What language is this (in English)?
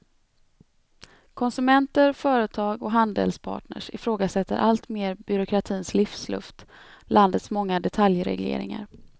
Swedish